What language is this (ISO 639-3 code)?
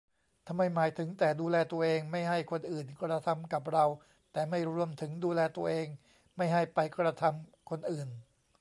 tha